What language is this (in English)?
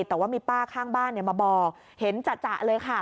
Thai